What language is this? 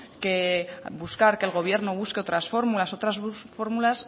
Spanish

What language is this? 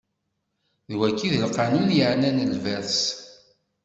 Kabyle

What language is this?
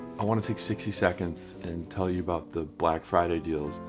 English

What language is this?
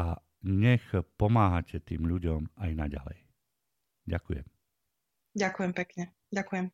Slovak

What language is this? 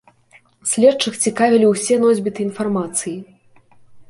Belarusian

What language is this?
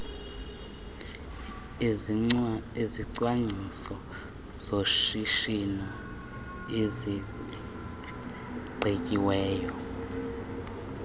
Xhosa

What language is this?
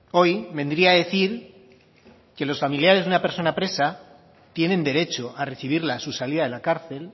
Spanish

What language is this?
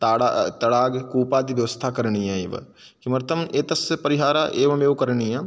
Sanskrit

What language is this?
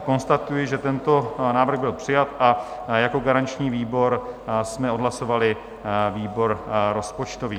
Czech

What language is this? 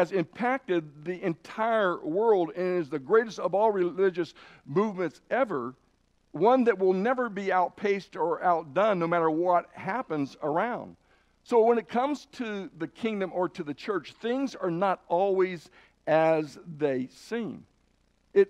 English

